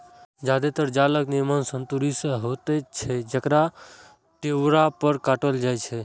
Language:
Maithili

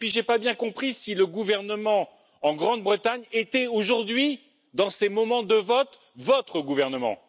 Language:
French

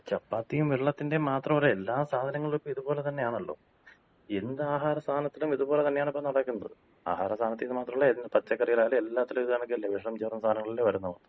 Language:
Malayalam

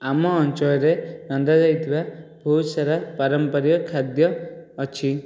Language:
Odia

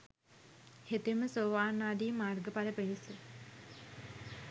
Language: Sinhala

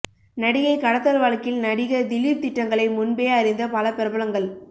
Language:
Tamil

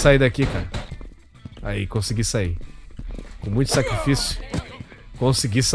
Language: Portuguese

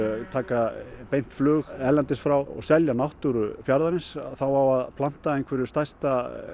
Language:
Icelandic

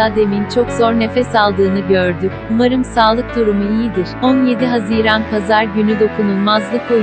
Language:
Turkish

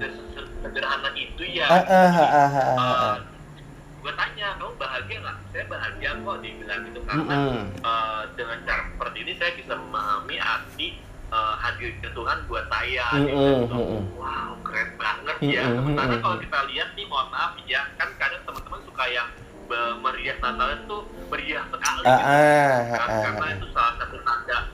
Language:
Indonesian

